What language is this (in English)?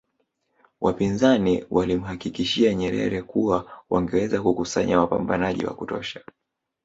Swahili